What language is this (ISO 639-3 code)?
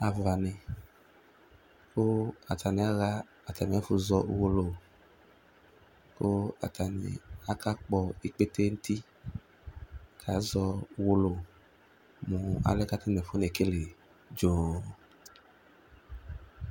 kpo